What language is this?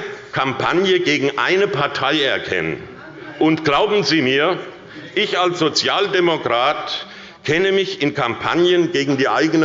German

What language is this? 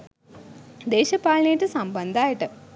Sinhala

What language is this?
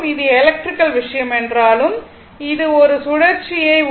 Tamil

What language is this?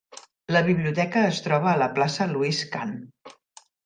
Catalan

